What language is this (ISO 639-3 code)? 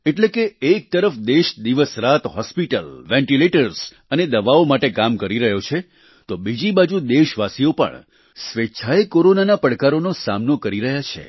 guj